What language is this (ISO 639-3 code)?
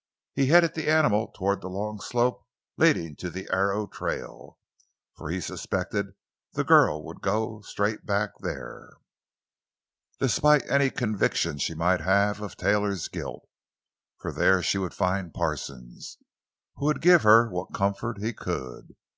eng